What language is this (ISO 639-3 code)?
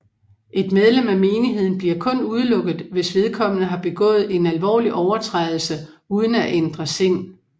dan